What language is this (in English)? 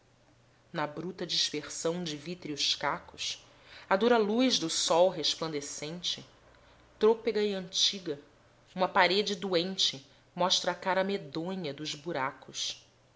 Portuguese